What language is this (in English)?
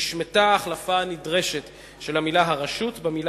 Hebrew